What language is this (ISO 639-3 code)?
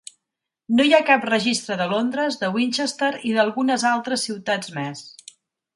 cat